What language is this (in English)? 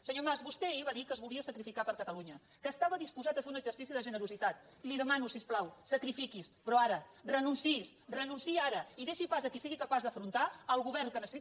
Catalan